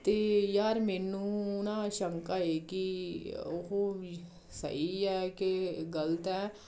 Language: Punjabi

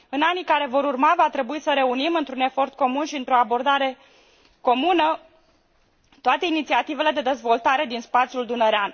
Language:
Romanian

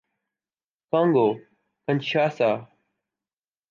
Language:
Urdu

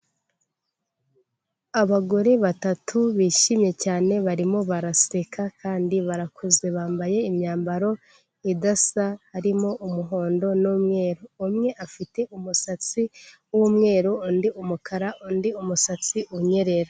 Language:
Kinyarwanda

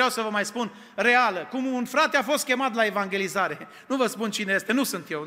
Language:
Romanian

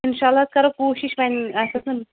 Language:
Kashmiri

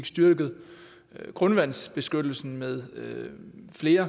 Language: Danish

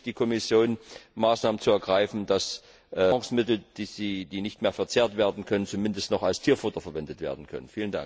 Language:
German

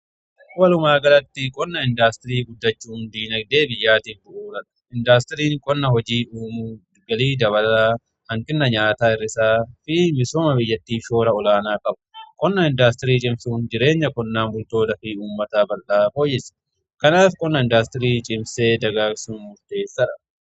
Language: Oromo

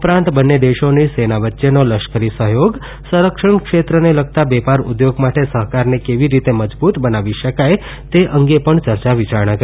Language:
Gujarati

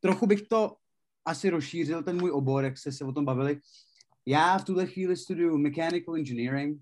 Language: Czech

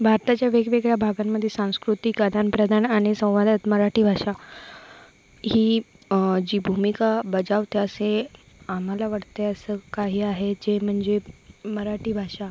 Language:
Marathi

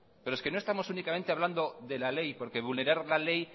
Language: Spanish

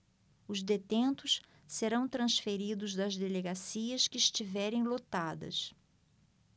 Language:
Portuguese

